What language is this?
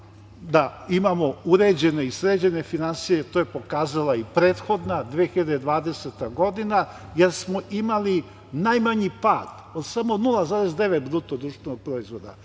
Serbian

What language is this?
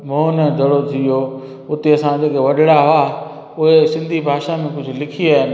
Sindhi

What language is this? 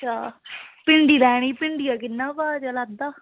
Dogri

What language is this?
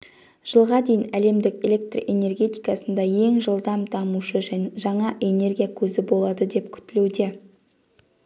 Kazakh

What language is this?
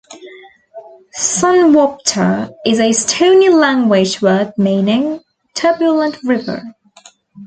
English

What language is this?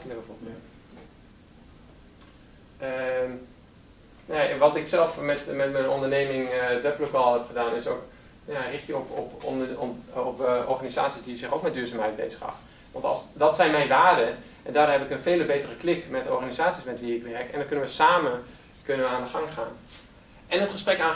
Dutch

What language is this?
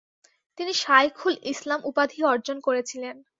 Bangla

